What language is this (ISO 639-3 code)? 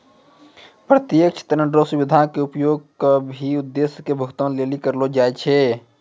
mai